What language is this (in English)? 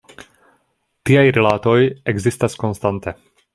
Esperanto